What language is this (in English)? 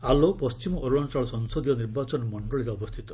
Odia